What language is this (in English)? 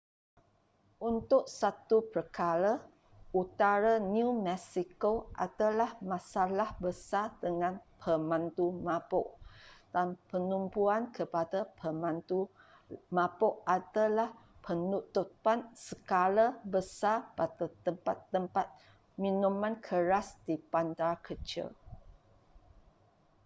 Malay